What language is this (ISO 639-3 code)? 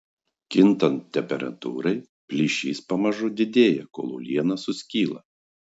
lit